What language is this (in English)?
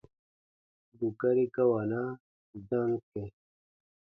Baatonum